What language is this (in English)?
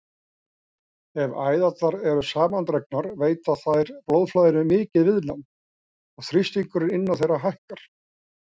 Icelandic